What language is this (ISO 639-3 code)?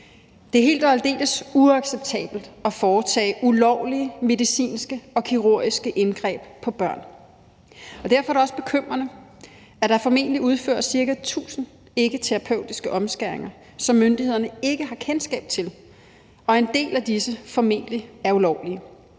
dan